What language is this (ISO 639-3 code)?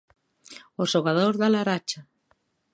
glg